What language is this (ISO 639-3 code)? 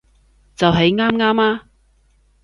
yue